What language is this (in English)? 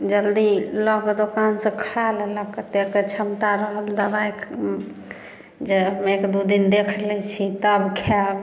Maithili